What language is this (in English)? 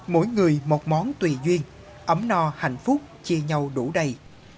Vietnamese